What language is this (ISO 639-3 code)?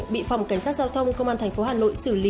vie